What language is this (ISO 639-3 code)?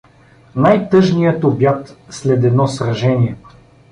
bul